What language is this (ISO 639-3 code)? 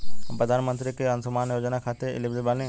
bho